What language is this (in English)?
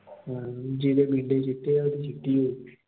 Punjabi